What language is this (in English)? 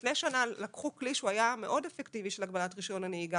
Hebrew